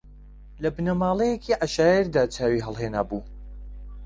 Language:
Central Kurdish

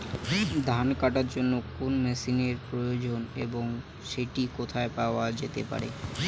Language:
Bangla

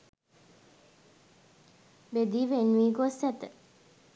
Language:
Sinhala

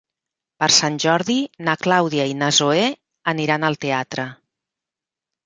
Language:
Catalan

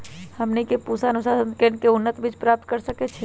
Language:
Magahi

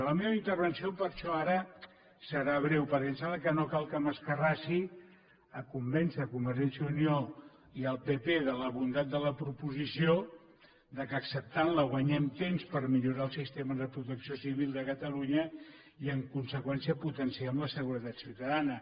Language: Catalan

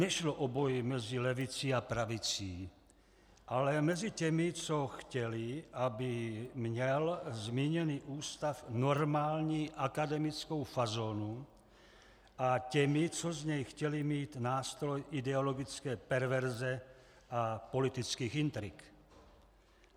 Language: Czech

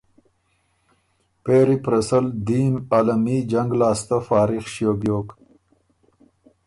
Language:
Ormuri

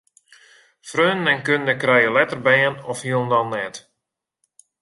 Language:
Western Frisian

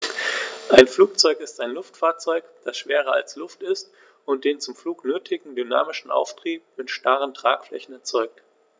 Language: German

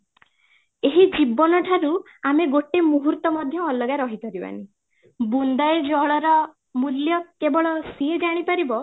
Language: Odia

